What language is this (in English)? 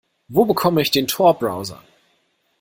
German